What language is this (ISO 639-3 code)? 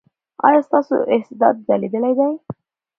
pus